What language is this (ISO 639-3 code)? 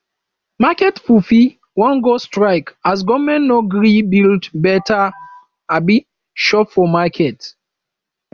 pcm